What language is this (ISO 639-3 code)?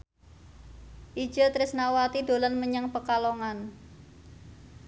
jav